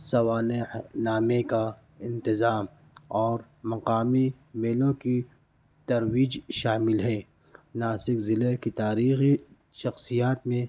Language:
Urdu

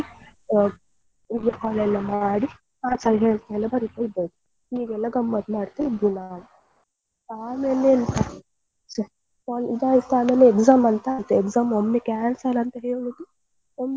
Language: Kannada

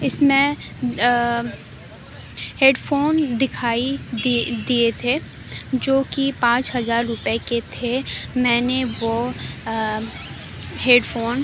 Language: Urdu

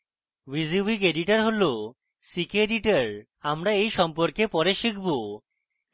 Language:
Bangla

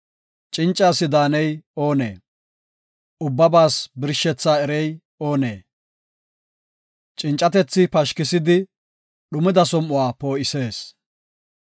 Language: Gofa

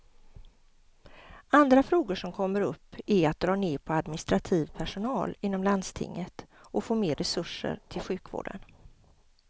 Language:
Swedish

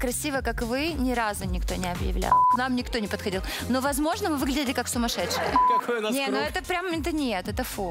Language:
Russian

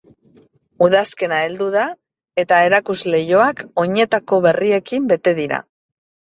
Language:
Basque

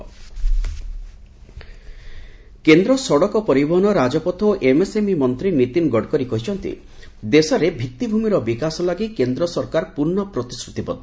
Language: Odia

